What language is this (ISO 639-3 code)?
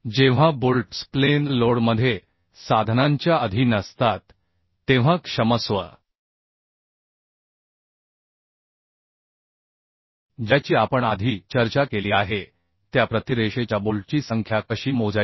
mar